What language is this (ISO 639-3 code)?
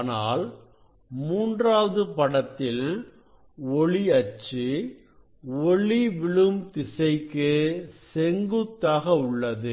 tam